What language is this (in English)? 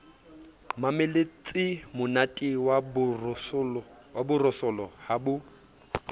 Southern Sotho